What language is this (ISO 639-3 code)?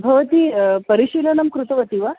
san